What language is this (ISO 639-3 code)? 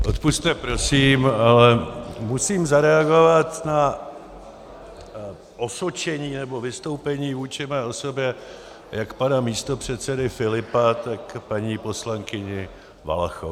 ces